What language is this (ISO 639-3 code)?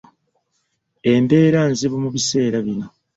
lug